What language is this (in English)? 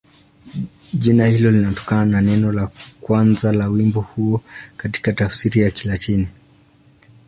Swahili